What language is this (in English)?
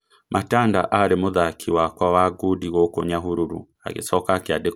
Kikuyu